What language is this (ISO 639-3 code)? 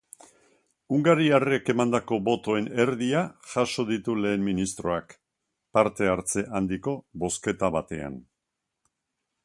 eus